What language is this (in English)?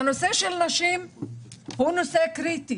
Hebrew